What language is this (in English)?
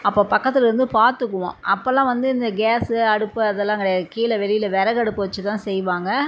Tamil